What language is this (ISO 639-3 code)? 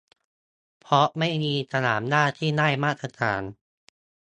tha